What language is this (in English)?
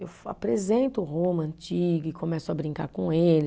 Portuguese